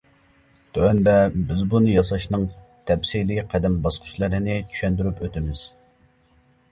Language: Uyghur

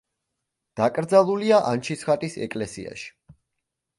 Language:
Georgian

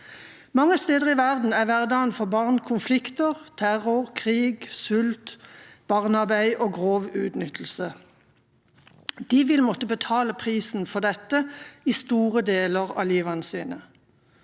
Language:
Norwegian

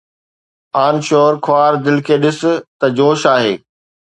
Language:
Sindhi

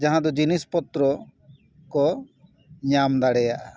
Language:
Santali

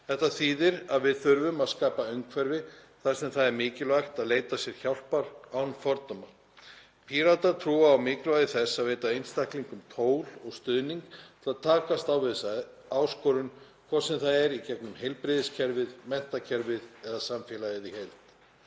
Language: Icelandic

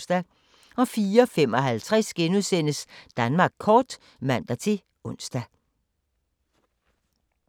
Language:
Danish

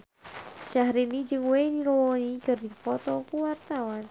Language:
Sundanese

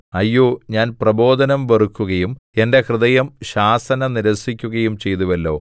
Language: Malayalam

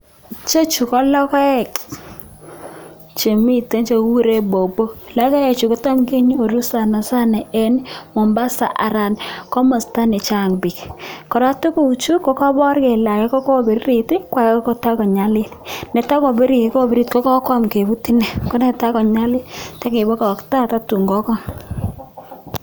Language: Kalenjin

